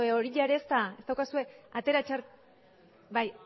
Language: Basque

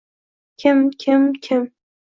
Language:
Uzbek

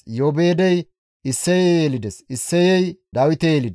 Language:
Gamo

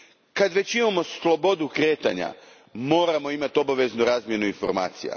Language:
Croatian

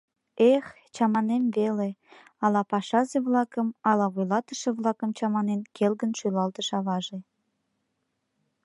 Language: Mari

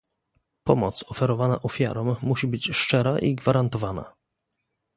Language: Polish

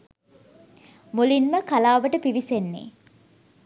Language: Sinhala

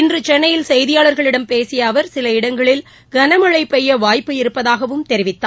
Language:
Tamil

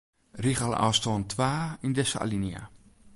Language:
Western Frisian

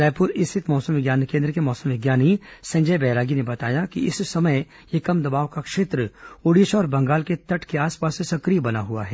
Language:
Hindi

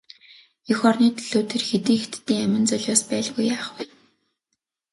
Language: Mongolian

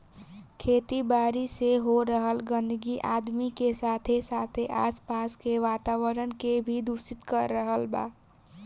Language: Bhojpuri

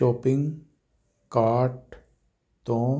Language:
Punjabi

